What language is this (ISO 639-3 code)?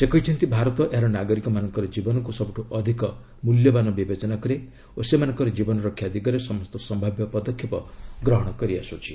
ori